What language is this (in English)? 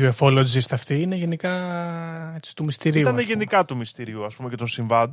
Greek